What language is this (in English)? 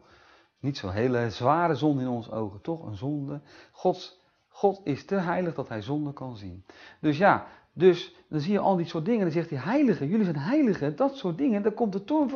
Dutch